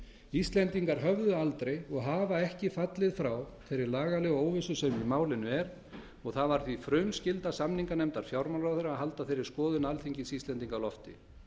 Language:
Icelandic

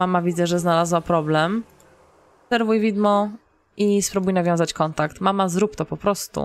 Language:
Polish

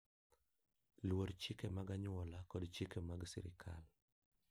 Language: Luo (Kenya and Tanzania)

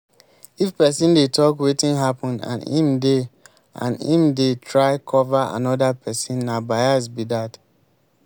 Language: Nigerian Pidgin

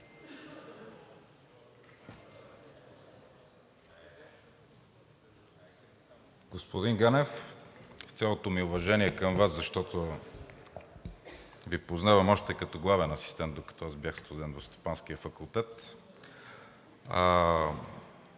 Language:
Bulgarian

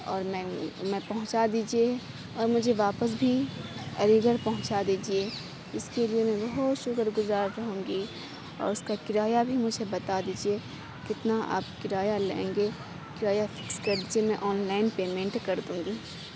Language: Urdu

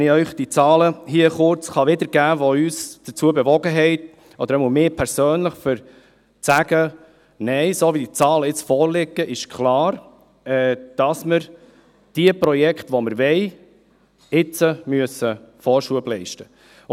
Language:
Swiss German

